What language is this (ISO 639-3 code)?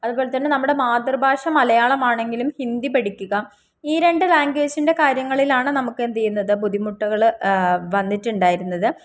mal